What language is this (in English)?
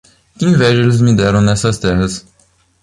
Portuguese